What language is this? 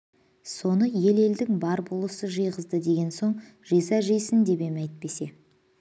Kazakh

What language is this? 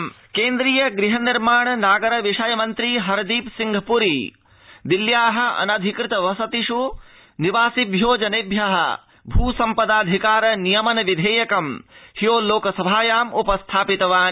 Sanskrit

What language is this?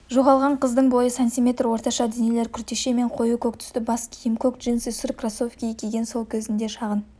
Kazakh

